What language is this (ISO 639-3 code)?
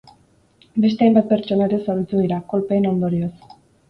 eus